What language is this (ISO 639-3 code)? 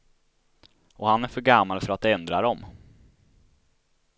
swe